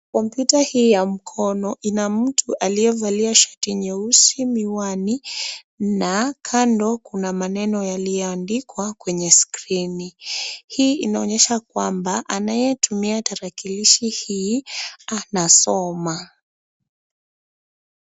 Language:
Swahili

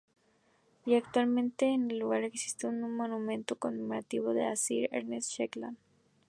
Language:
Spanish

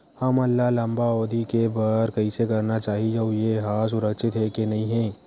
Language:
Chhattisgarhi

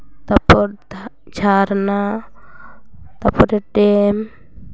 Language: Santali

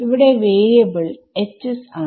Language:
Malayalam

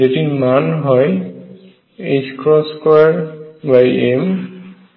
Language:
Bangla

